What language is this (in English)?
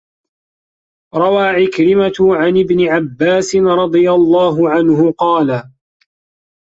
Arabic